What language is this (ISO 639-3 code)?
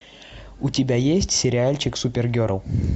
rus